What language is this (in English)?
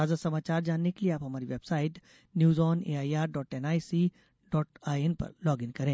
Hindi